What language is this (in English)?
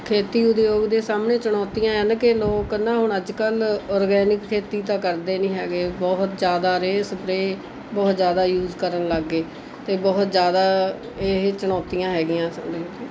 Punjabi